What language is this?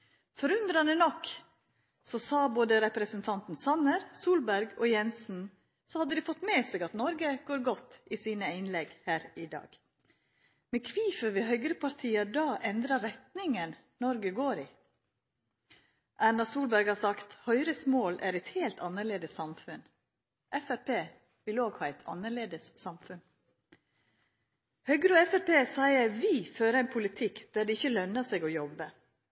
Norwegian Nynorsk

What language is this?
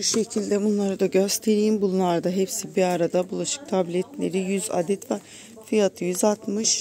Turkish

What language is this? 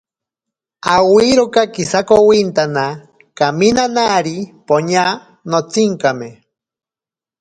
Ashéninka Perené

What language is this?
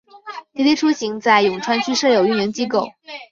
Chinese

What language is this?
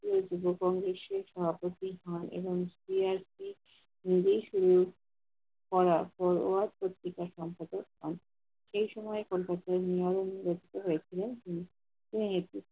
Bangla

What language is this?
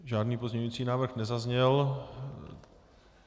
Czech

